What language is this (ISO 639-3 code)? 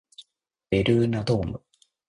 jpn